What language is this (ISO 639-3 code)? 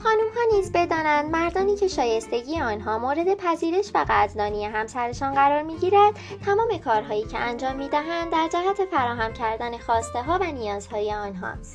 fas